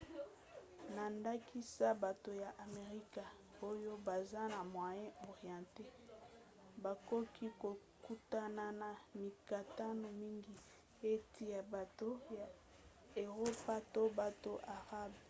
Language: Lingala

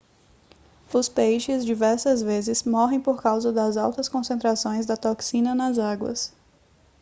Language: Portuguese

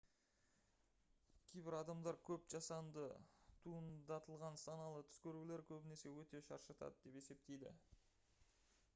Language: Kazakh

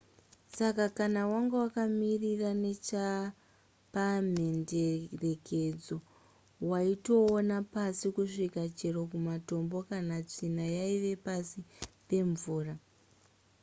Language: Shona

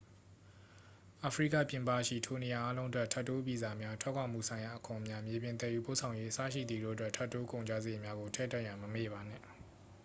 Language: Burmese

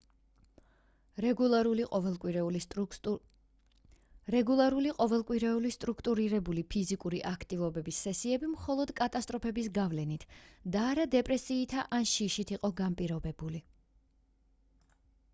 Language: Georgian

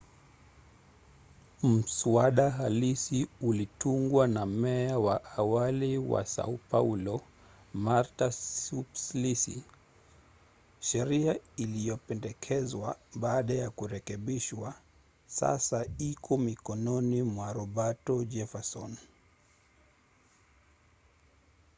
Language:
Swahili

